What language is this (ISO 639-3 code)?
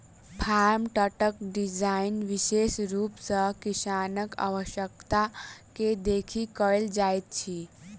mai